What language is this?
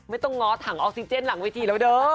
Thai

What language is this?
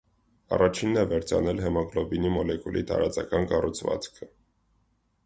Armenian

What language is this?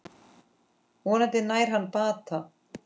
Icelandic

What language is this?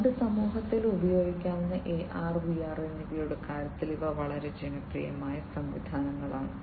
Malayalam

